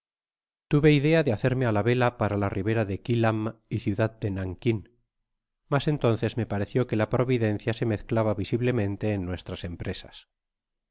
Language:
Spanish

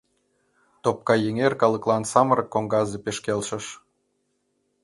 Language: Mari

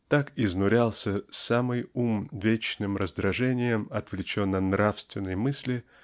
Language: Russian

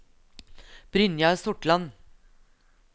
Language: Norwegian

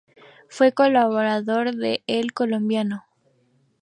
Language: Spanish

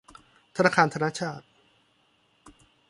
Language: Thai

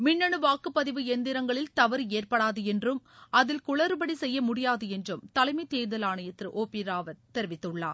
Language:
Tamil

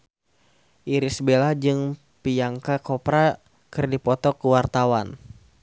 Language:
Sundanese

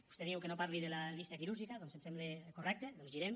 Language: Catalan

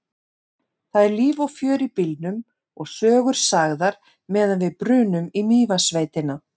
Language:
Icelandic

